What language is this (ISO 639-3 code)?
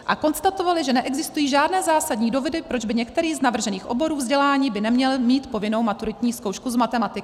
ces